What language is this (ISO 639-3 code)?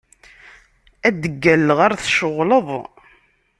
kab